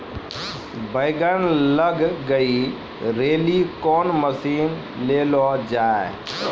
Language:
Maithili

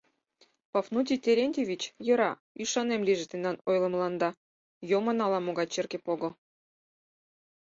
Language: Mari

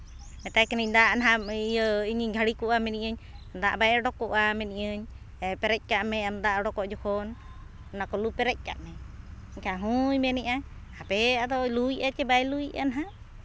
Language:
Santali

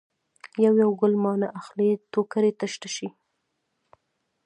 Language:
Pashto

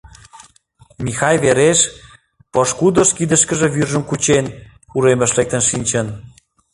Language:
Mari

